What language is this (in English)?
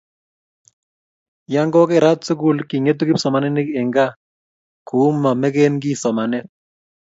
Kalenjin